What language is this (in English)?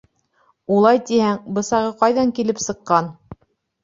Bashkir